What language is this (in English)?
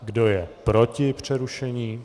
Czech